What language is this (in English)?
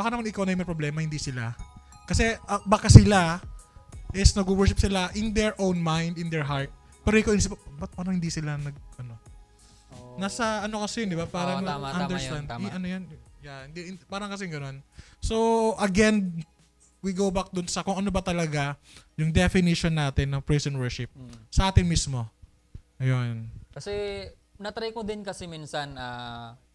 Filipino